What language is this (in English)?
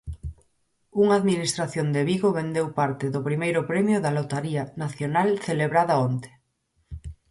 Galician